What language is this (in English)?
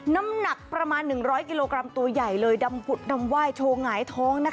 Thai